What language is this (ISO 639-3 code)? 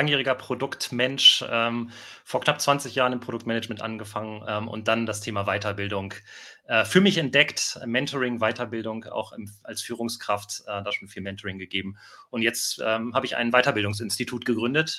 deu